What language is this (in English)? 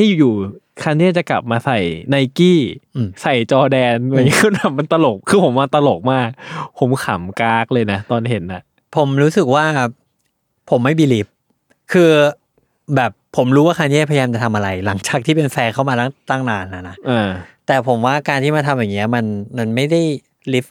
Thai